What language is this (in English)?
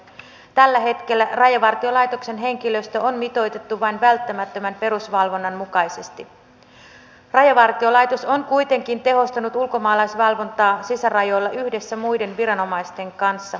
Finnish